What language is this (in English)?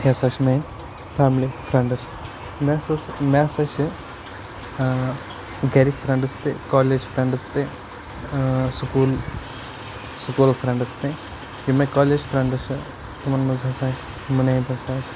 Kashmiri